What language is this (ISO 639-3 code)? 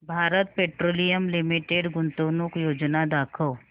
mar